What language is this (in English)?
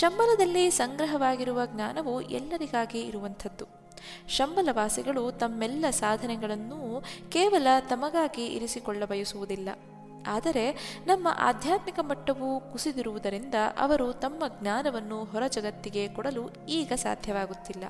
Kannada